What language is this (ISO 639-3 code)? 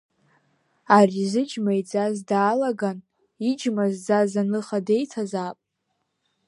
abk